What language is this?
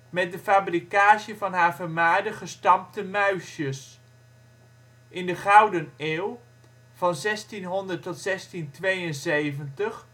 Dutch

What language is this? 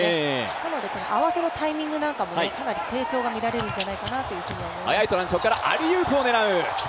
Japanese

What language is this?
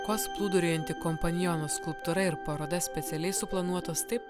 Lithuanian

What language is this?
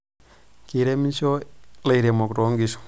Masai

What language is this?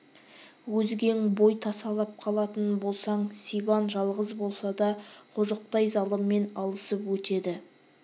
Kazakh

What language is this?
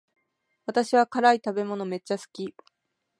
Japanese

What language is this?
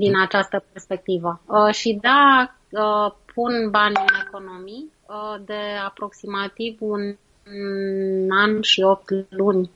Romanian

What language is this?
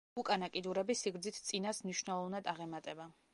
Georgian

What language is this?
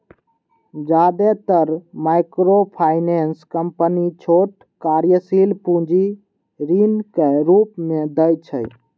Maithili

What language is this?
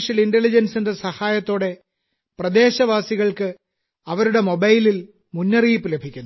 Malayalam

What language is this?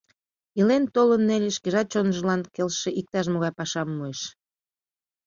Mari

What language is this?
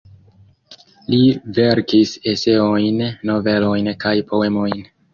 Esperanto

